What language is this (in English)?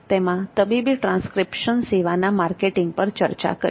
Gujarati